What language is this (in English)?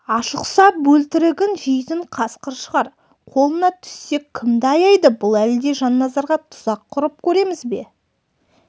Kazakh